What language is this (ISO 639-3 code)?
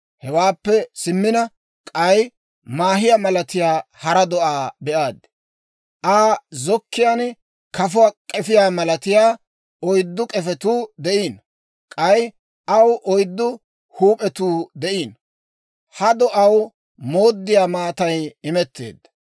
dwr